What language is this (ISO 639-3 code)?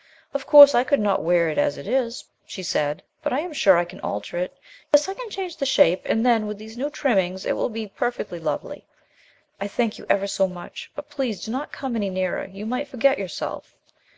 eng